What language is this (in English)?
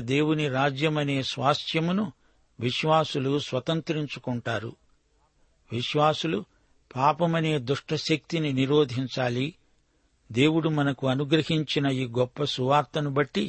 Telugu